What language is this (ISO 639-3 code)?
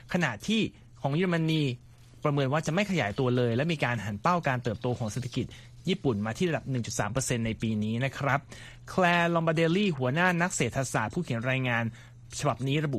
tha